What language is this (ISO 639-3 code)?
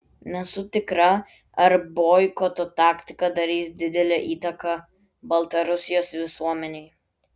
lit